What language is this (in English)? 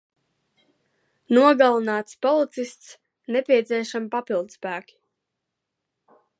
Latvian